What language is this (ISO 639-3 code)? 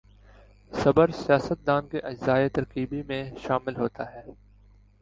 urd